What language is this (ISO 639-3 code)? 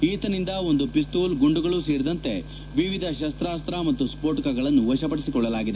kan